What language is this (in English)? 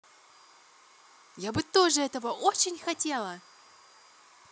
Russian